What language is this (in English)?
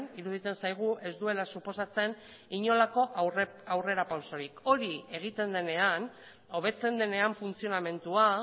Basque